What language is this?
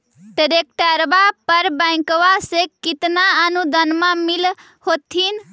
Magahi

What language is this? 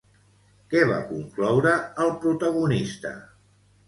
Catalan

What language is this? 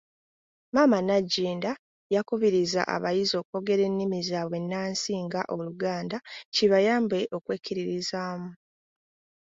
Ganda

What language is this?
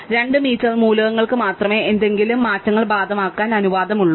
Malayalam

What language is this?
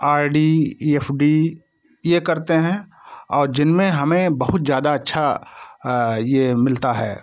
Hindi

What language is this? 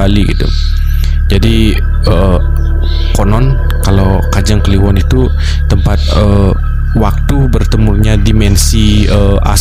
Indonesian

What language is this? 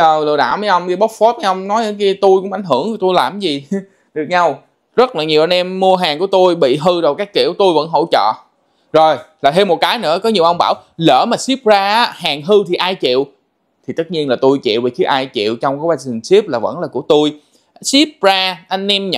Vietnamese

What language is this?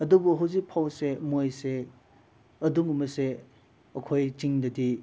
Manipuri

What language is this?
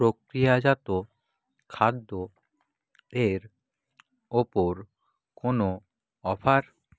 Bangla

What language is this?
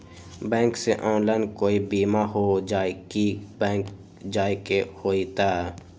Magahi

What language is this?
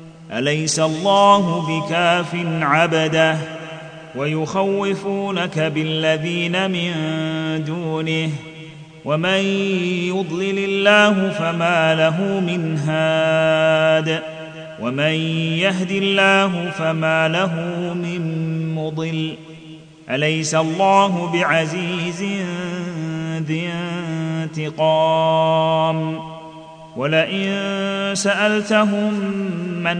Arabic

